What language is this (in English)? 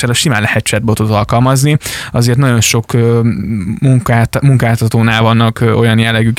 Hungarian